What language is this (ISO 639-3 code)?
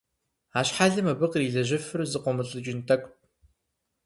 kbd